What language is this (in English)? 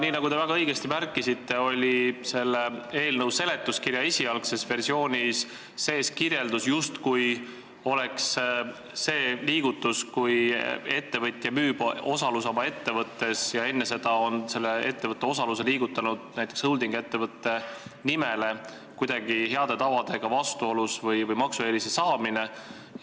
Estonian